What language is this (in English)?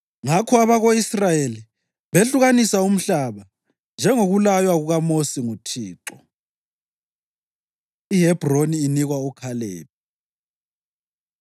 North Ndebele